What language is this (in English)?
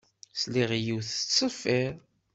Kabyle